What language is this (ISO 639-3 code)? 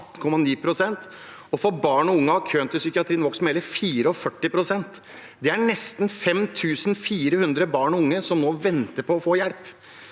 nor